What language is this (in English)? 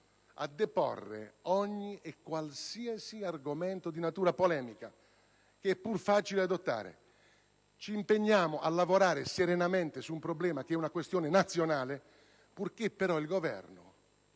Italian